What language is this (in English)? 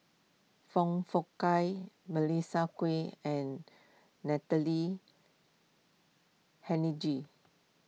English